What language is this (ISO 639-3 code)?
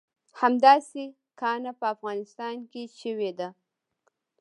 pus